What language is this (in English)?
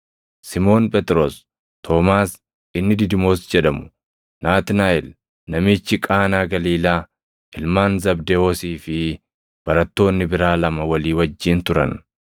Oromo